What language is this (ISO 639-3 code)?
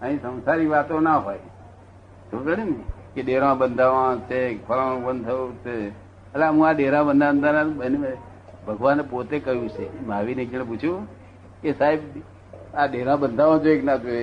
guj